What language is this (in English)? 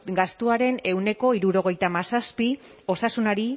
Basque